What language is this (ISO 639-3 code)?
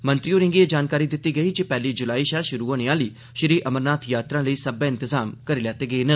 doi